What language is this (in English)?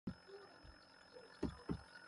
Kohistani Shina